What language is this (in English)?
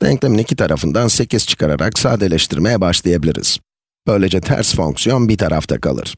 Turkish